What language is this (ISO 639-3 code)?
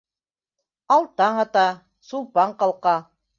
bak